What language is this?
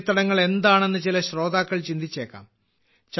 Malayalam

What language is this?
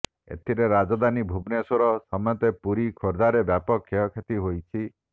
Odia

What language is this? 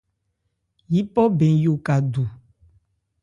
Ebrié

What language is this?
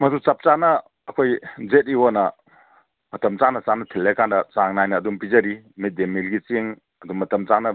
Manipuri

